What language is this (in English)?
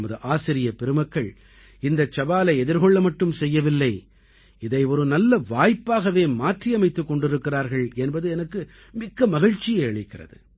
Tamil